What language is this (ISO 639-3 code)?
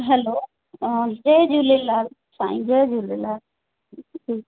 snd